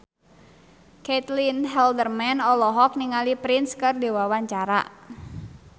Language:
Sundanese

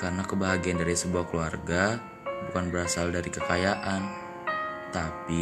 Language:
Indonesian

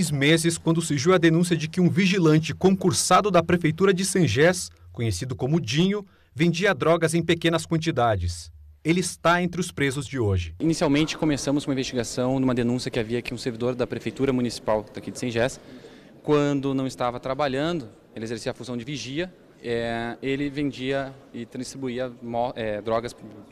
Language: Portuguese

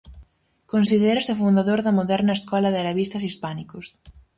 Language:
Galician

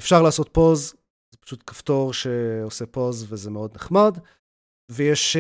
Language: Hebrew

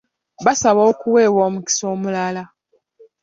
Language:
Ganda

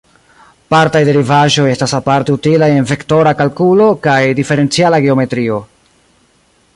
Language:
Esperanto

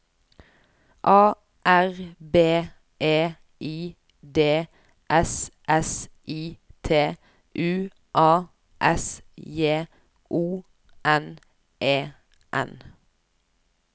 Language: Norwegian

